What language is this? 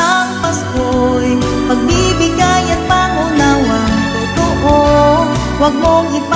Filipino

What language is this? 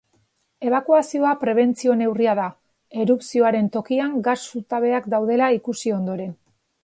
Basque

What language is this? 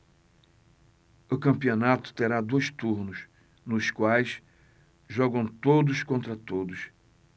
Portuguese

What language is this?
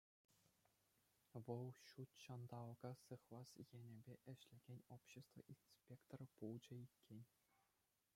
Chuvash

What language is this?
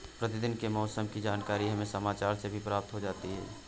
Hindi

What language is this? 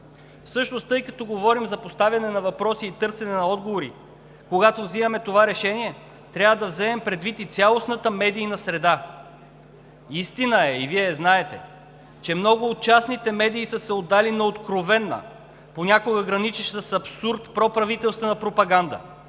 Bulgarian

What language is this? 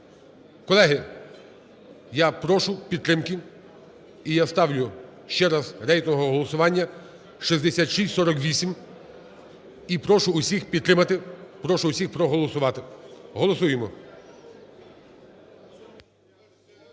Ukrainian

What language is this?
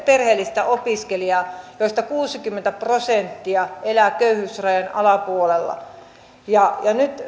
Finnish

